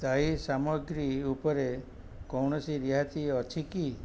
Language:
Odia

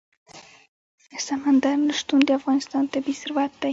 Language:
Pashto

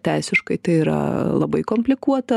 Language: Lithuanian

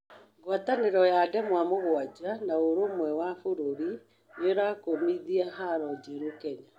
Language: Kikuyu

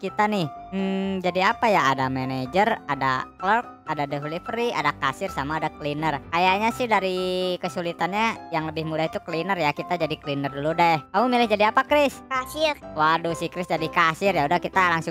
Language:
Indonesian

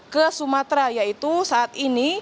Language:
Indonesian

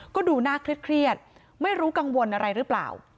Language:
Thai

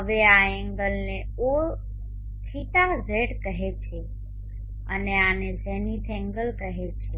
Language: Gujarati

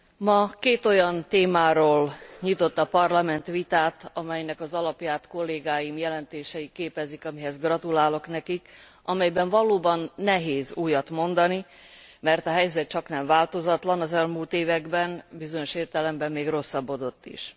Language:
Hungarian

